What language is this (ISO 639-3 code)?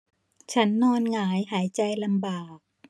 tha